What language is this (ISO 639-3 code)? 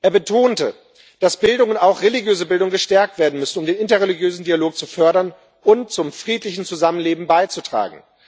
deu